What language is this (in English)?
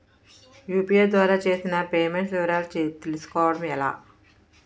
Telugu